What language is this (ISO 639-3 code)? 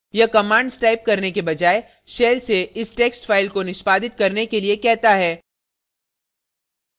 hin